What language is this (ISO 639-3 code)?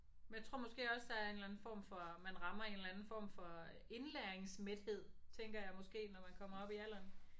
dan